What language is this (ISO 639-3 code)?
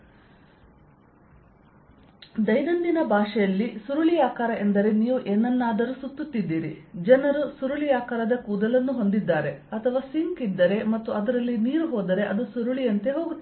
kan